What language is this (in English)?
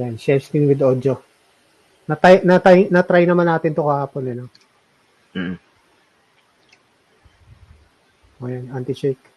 Filipino